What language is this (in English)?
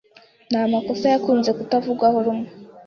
Kinyarwanda